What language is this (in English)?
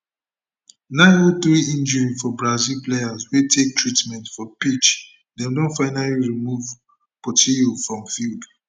Nigerian Pidgin